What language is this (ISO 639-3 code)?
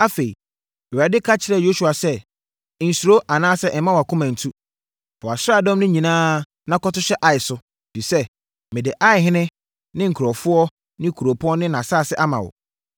aka